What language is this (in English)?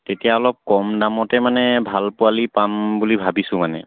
Assamese